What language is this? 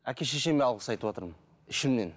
Kazakh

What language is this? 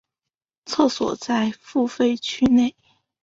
Chinese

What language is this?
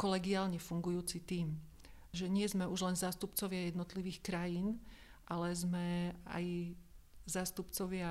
Slovak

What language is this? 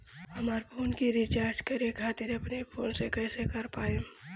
Bhojpuri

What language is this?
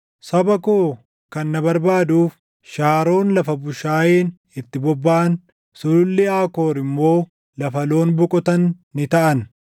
Oromo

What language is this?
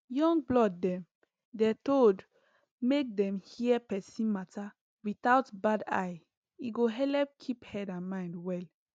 Nigerian Pidgin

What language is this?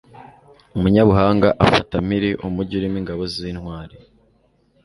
Kinyarwanda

